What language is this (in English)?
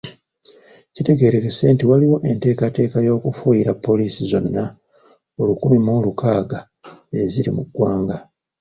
Ganda